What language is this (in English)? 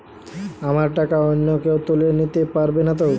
Bangla